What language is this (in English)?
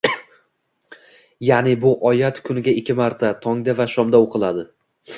Uzbek